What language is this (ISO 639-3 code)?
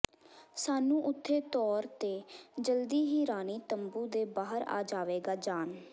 pan